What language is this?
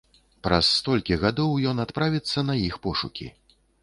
Belarusian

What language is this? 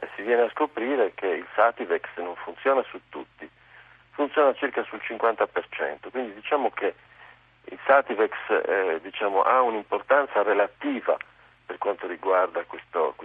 Italian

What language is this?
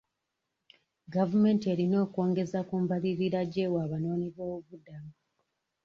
Ganda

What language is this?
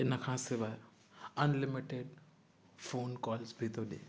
Sindhi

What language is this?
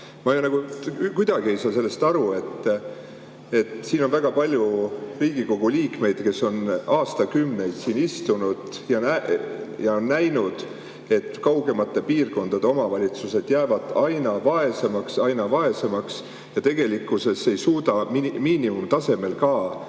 Estonian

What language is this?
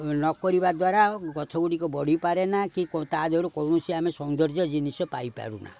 Odia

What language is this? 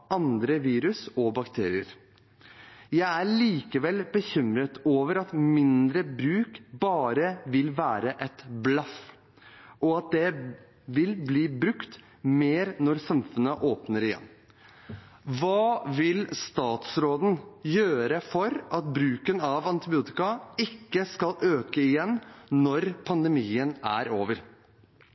Norwegian Bokmål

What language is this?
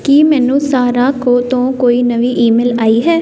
Punjabi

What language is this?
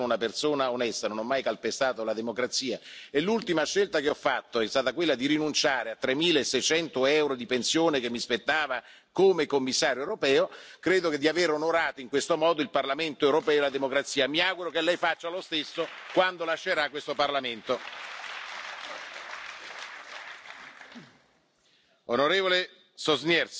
German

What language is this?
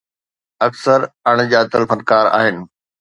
Sindhi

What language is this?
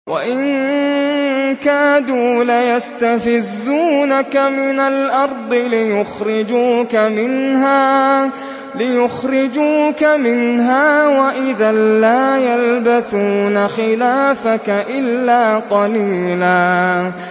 Arabic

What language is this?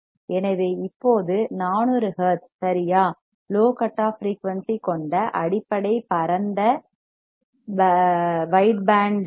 Tamil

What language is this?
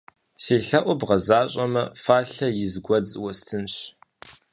Kabardian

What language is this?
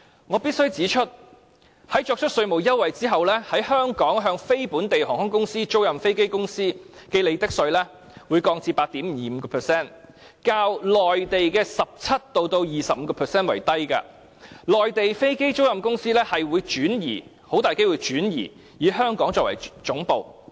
Cantonese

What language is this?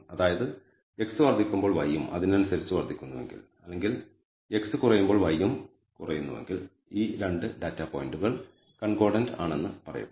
Malayalam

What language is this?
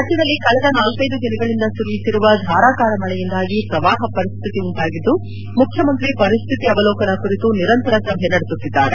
Kannada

